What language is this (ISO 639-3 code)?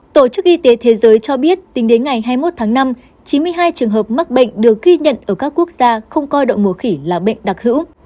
vie